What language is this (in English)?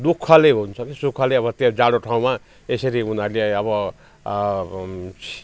Nepali